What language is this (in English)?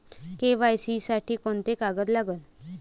Marathi